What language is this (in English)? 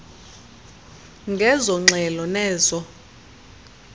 Xhosa